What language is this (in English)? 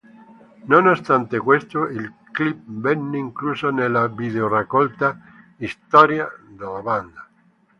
Italian